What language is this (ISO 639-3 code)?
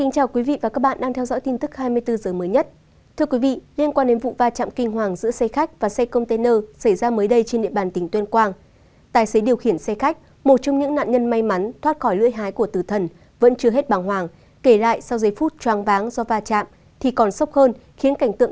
vie